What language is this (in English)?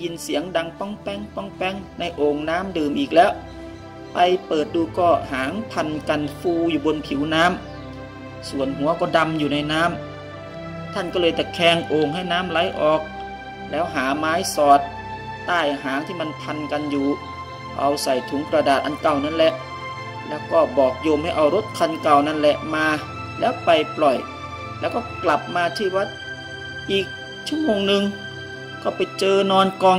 Thai